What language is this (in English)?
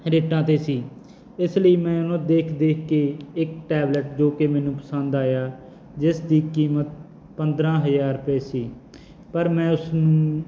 Punjabi